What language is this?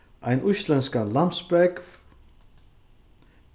Faroese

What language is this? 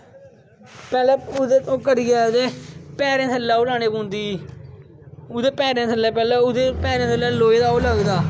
Dogri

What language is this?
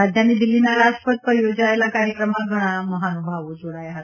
Gujarati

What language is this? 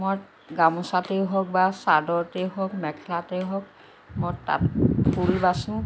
Assamese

